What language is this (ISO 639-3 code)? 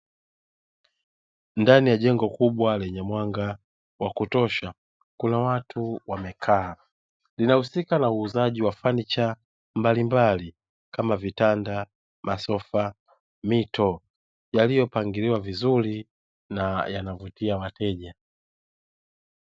swa